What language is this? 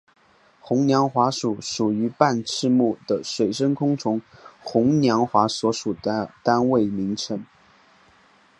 Chinese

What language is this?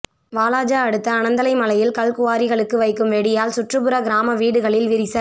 Tamil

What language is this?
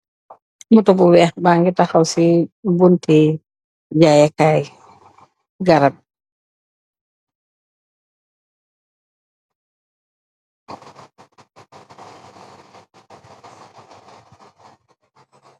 Wolof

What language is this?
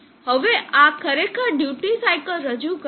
Gujarati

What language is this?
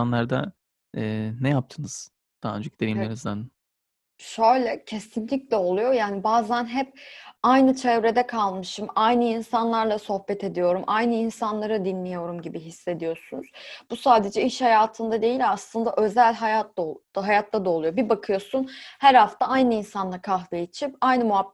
Turkish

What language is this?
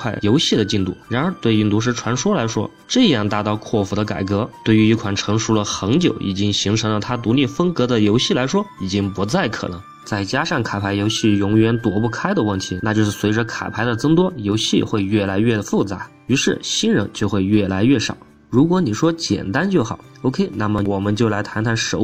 Chinese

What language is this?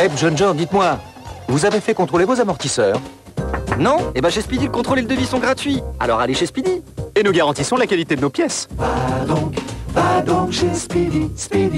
French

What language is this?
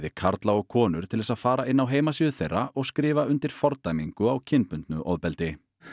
Icelandic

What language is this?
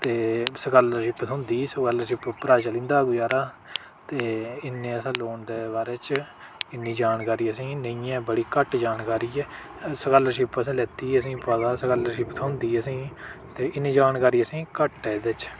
Dogri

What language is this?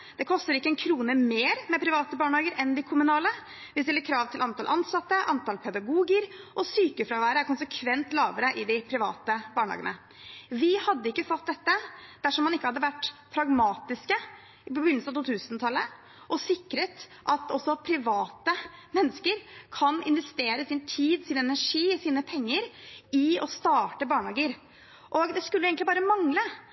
Norwegian Bokmål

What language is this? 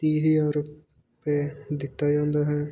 Punjabi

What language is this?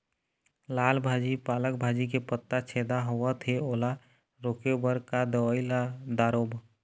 Chhattisgarhi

